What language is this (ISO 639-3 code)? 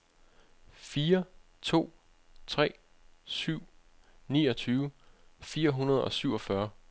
dan